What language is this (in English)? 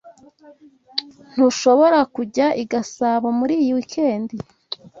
Kinyarwanda